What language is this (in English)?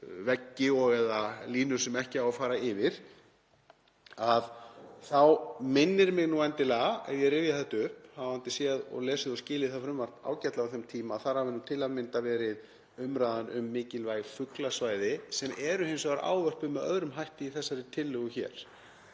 Icelandic